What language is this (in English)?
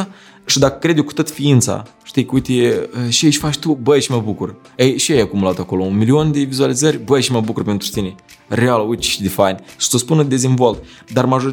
Romanian